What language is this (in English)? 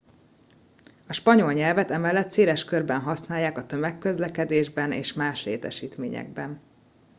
Hungarian